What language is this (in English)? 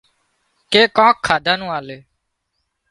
Wadiyara Koli